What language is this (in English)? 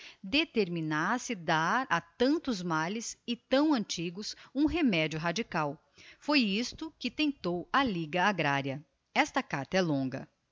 Portuguese